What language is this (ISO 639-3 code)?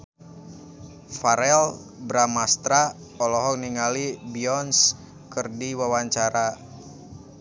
sun